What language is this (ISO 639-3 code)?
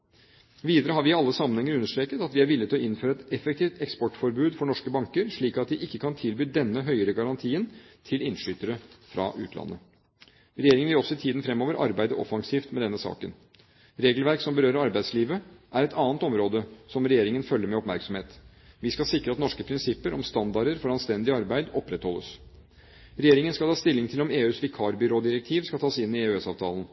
nob